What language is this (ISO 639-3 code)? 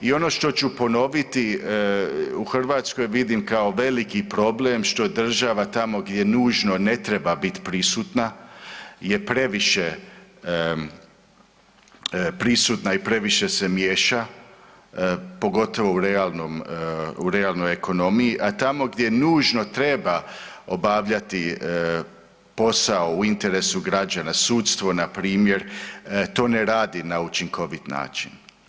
hrv